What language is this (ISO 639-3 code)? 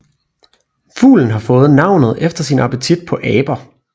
dan